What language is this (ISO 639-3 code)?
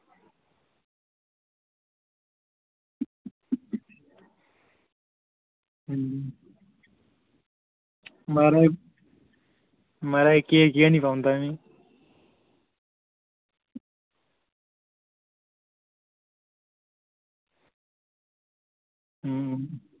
doi